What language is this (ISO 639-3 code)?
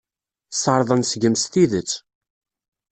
kab